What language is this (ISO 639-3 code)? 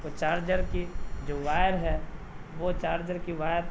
urd